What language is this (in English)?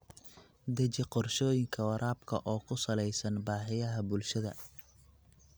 Somali